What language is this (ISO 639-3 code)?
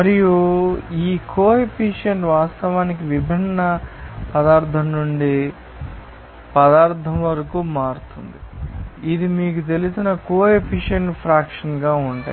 tel